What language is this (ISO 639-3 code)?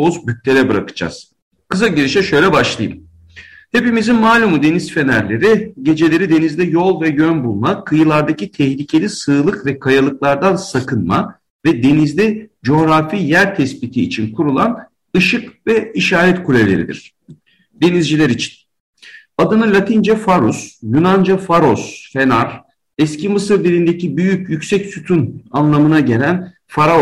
tur